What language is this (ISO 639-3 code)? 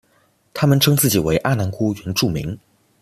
zho